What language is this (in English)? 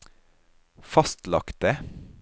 Norwegian